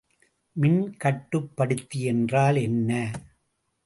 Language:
Tamil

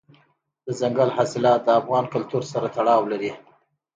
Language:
Pashto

